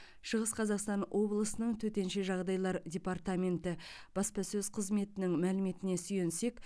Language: Kazakh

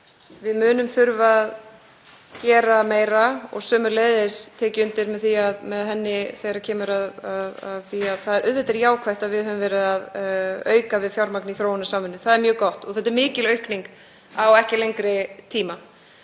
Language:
Icelandic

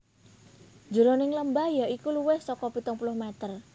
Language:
Javanese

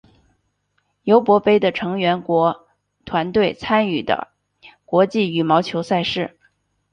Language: Chinese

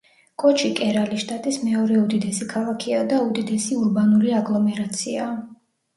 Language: Georgian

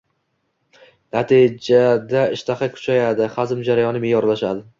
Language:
Uzbek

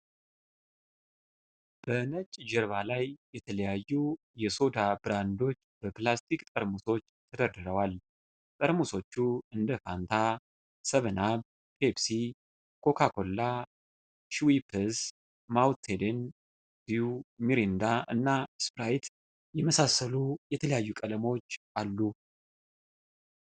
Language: Amharic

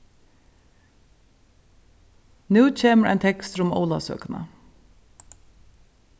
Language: Faroese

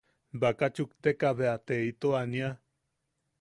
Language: Yaqui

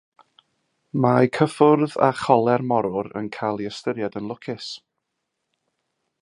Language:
Welsh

